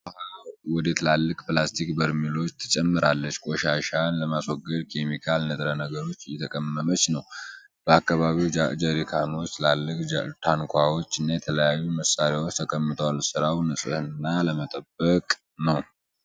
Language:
Amharic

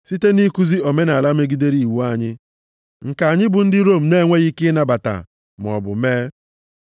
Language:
Igbo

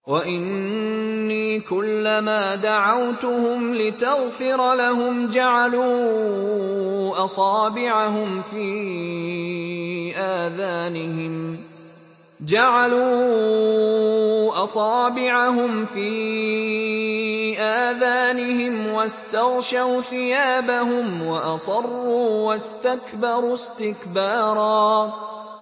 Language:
Arabic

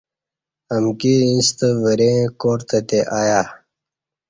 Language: Kati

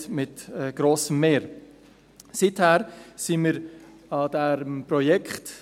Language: Swiss German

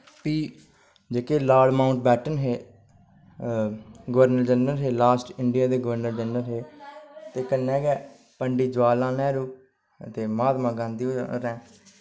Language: Dogri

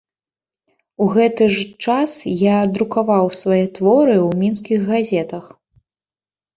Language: Belarusian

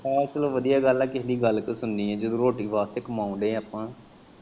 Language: Punjabi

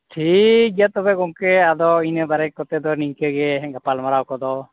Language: Santali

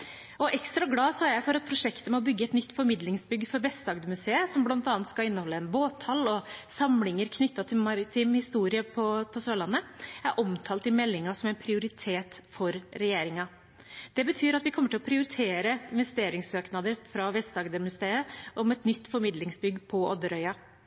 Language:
Norwegian Bokmål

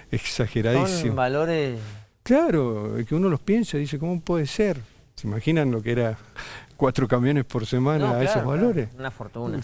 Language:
Spanish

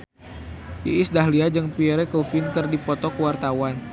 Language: Sundanese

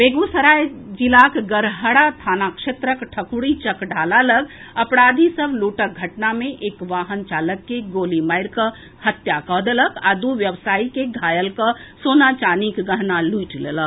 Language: Maithili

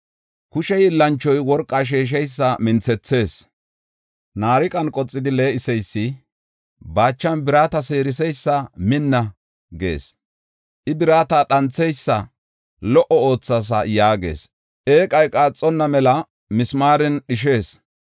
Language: Gofa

